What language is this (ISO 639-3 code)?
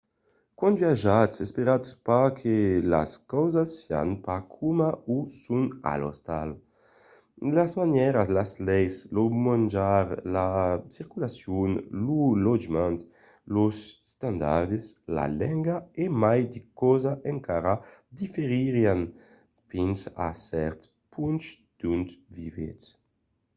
oci